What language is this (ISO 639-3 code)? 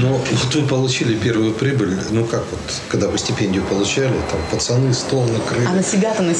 rus